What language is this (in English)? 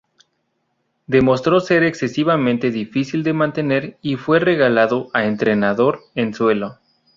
Spanish